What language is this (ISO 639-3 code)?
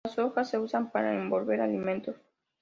spa